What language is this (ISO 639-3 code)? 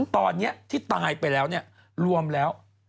tha